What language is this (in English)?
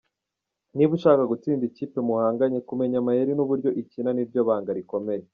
Kinyarwanda